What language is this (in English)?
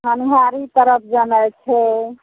Maithili